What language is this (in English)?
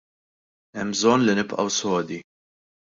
Maltese